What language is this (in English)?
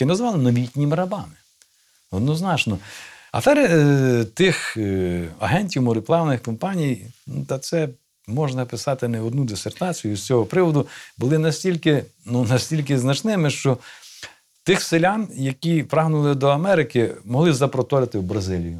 Ukrainian